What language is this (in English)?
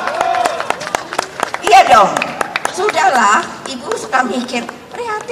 Indonesian